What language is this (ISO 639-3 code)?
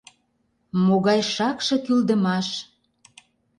chm